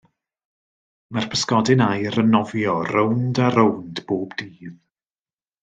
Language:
Welsh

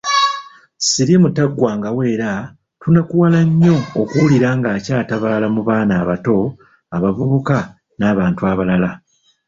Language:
Ganda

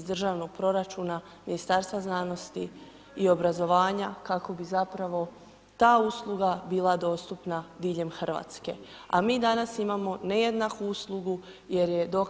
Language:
Croatian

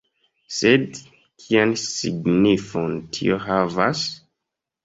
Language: Esperanto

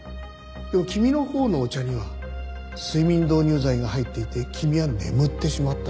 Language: Japanese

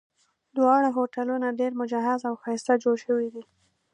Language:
Pashto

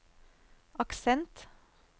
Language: Norwegian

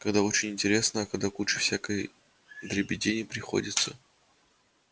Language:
Russian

